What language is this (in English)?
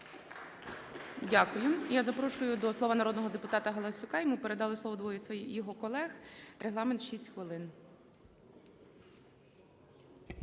Ukrainian